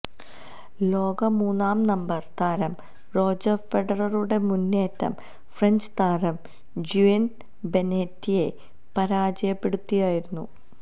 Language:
Malayalam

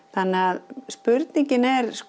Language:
Icelandic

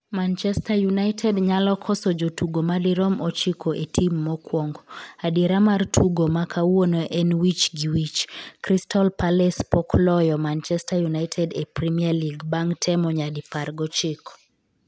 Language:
Luo (Kenya and Tanzania)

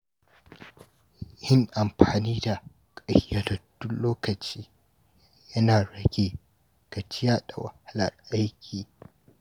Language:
Hausa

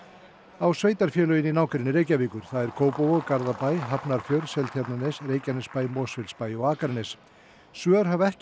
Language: Icelandic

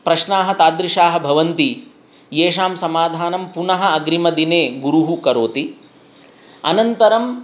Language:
Sanskrit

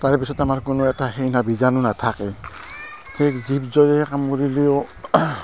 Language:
Assamese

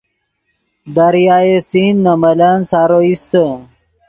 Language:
Yidgha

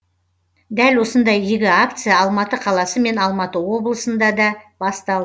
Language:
Kazakh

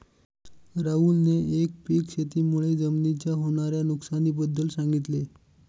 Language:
Marathi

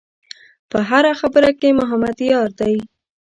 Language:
Pashto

